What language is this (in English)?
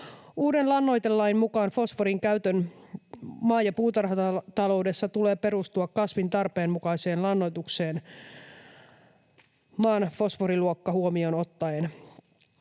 Finnish